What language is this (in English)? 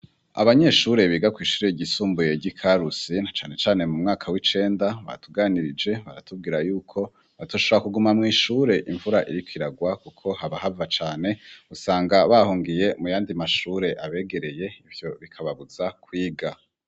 Rundi